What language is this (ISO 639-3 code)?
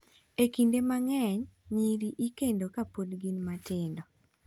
luo